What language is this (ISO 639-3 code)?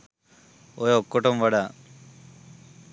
sin